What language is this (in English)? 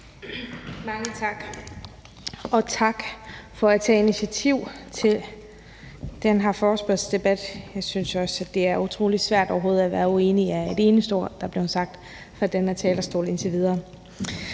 Danish